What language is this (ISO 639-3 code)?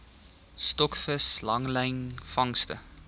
afr